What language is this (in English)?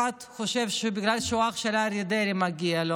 Hebrew